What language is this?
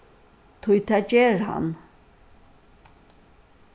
Faroese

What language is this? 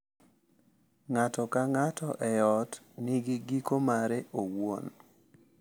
Luo (Kenya and Tanzania)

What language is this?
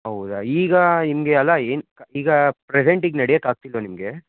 Kannada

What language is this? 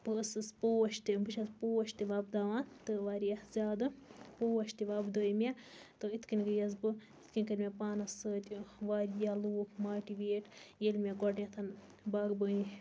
Kashmiri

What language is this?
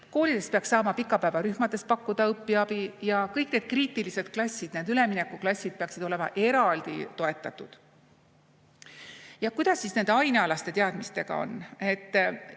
Estonian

